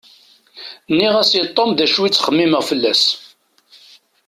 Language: Kabyle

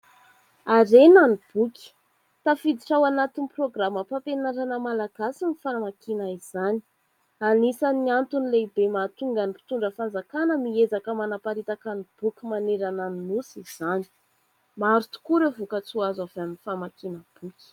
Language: Malagasy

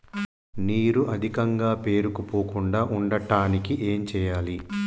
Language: Telugu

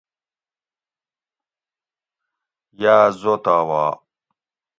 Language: Gawri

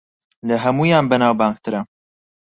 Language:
Central Kurdish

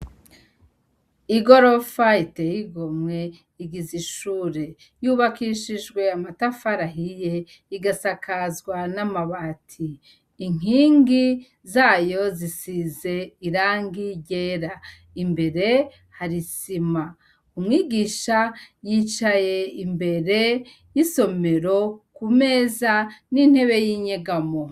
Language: Rundi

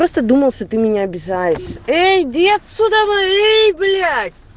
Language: Russian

